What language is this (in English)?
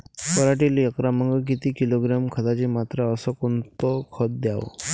Marathi